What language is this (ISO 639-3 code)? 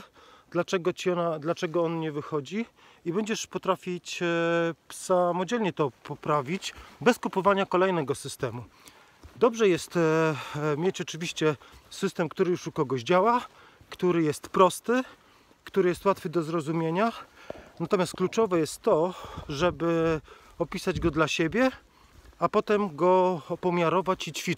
pol